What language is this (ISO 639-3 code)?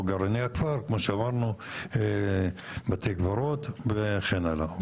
heb